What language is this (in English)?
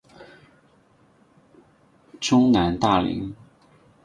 Chinese